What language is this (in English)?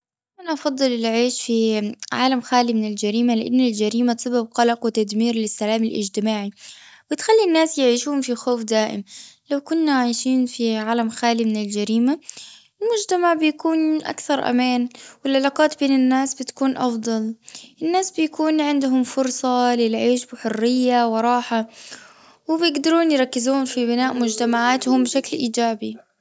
Gulf Arabic